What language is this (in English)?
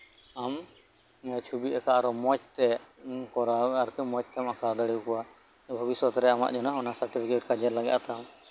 Santali